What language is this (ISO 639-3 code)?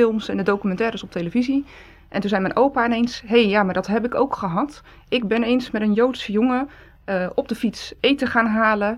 nld